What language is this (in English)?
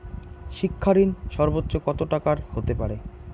Bangla